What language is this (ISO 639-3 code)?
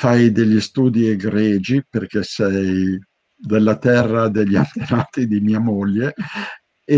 ita